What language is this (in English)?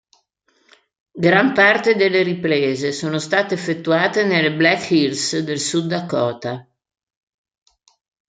Italian